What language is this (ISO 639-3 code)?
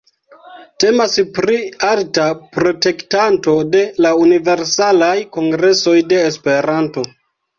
epo